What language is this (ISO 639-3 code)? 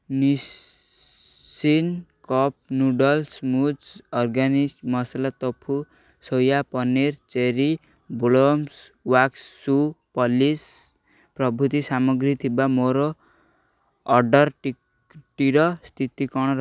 ori